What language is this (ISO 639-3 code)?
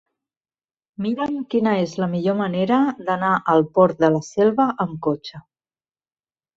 cat